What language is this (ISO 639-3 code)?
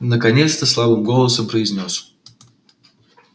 rus